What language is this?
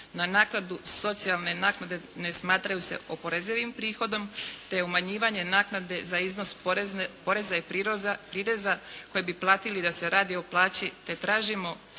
Croatian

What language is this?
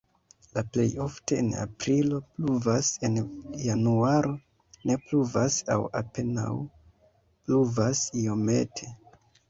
Esperanto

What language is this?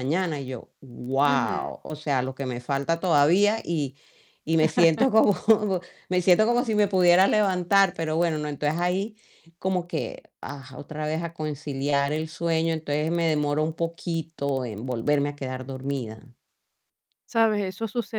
Spanish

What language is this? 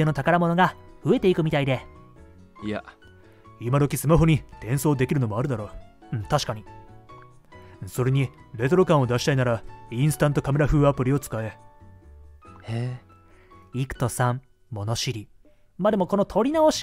Japanese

